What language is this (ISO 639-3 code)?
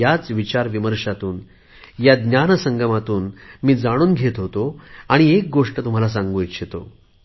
mar